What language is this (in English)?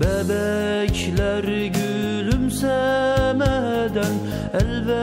Turkish